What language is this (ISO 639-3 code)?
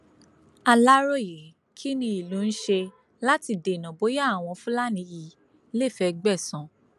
yor